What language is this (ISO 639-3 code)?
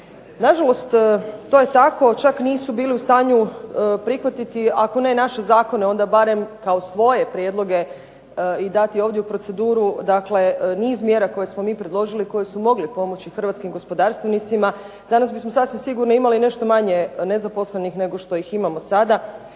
hrv